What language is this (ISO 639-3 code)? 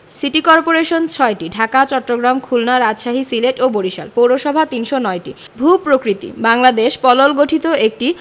ben